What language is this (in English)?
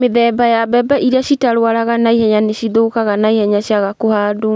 Kikuyu